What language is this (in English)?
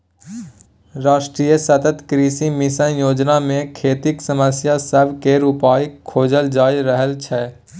Maithili